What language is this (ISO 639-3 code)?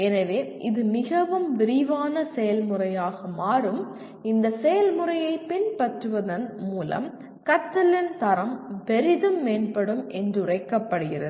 tam